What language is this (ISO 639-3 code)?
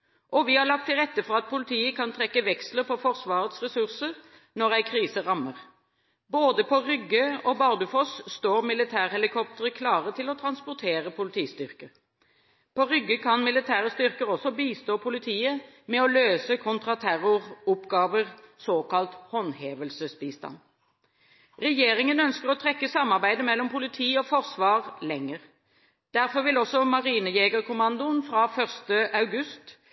nob